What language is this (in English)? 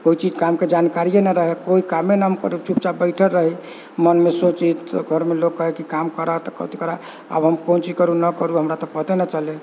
Maithili